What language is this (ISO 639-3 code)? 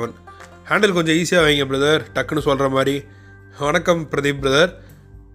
tam